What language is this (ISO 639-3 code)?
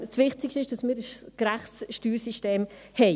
gsw